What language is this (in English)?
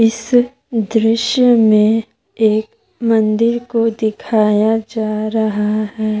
Hindi